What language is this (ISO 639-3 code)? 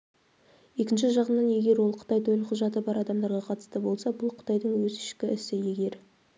kaz